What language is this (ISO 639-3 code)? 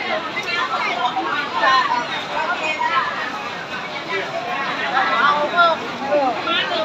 tha